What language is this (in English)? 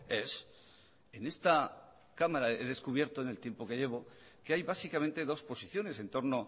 Spanish